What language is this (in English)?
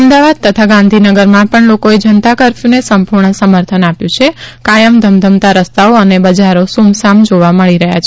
Gujarati